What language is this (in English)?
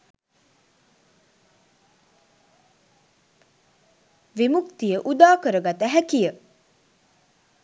Sinhala